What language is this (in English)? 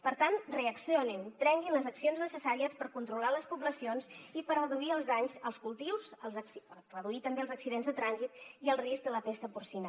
Catalan